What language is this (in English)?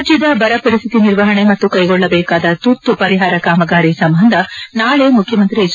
Kannada